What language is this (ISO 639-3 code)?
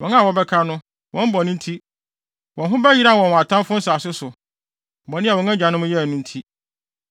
aka